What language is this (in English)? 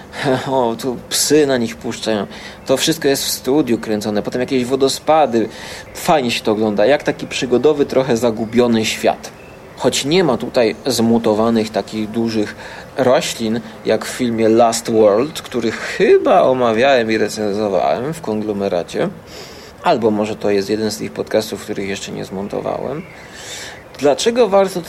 Polish